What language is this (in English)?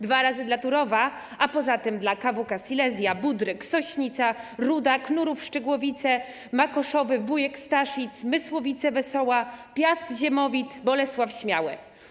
Polish